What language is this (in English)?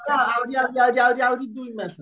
Odia